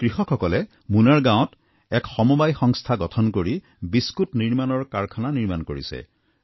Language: Assamese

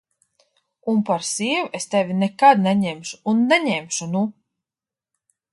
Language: Latvian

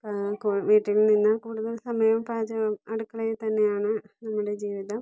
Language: Malayalam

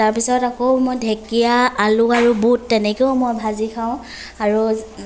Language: Assamese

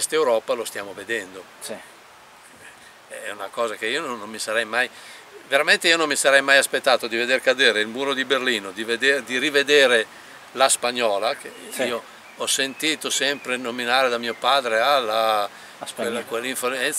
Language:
Italian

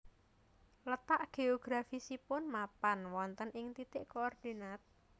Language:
Javanese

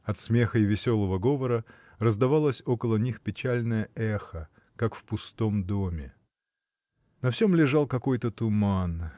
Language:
Russian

